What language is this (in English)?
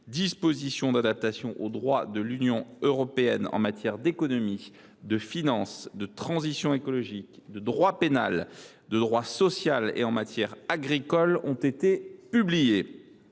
French